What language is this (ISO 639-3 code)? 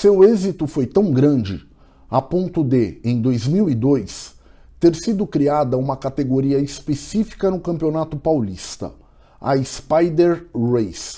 por